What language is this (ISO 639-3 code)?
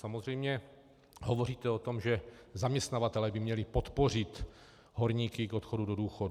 ces